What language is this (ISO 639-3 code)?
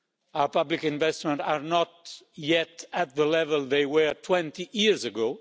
eng